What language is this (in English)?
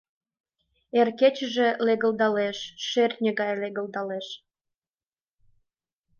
Mari